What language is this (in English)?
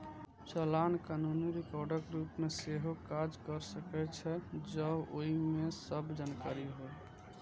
Maithili